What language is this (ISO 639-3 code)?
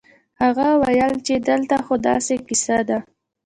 pus